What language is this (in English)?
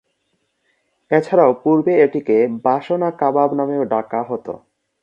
Bangla